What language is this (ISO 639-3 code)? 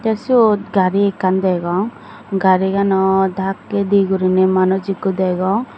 ccp